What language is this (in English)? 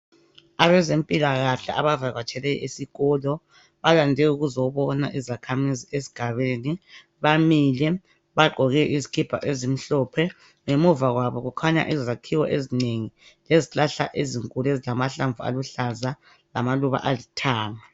North Ndebele